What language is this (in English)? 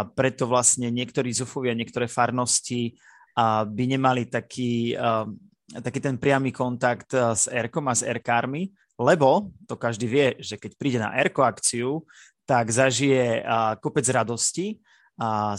Slovak